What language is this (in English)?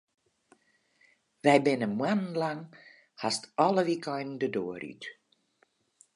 Western Frisian